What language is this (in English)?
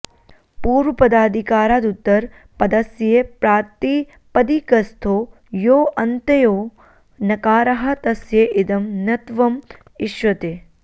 Sanskrit